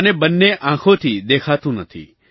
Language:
Gujarati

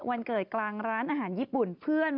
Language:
Thai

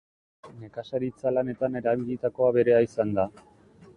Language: Basque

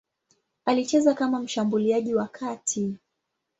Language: Swahili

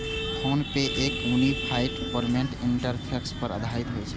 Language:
Maithili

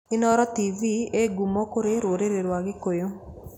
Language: Kikuyu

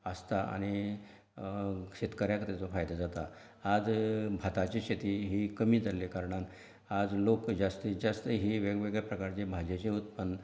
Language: Konkani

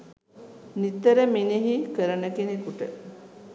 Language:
Sinhala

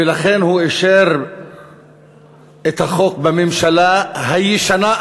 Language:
Hebrew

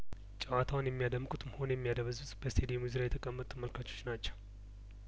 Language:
Amharic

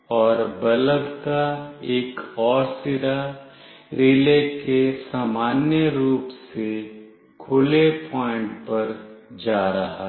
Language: Hindi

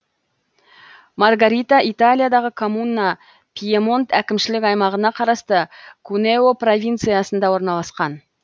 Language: Kazakh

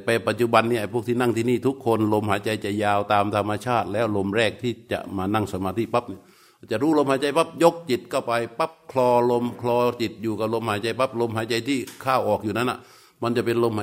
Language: Thai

